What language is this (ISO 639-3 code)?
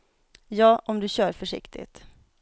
swe